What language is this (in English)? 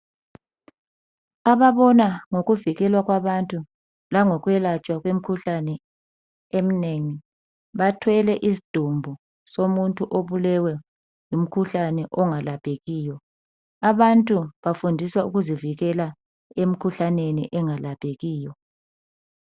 North Ndebele